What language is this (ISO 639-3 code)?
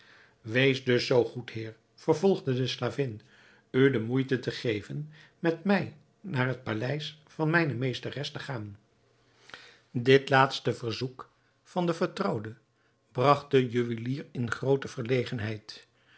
nld